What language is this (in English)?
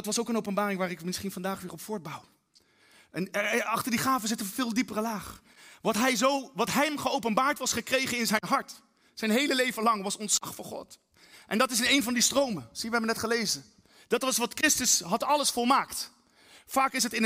Dutch